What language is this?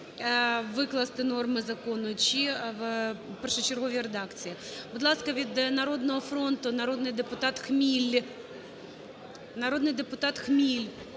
Ukrainian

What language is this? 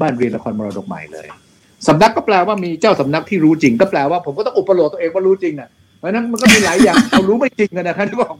Thai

